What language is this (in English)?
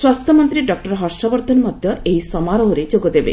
Odia